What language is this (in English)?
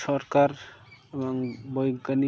Bangla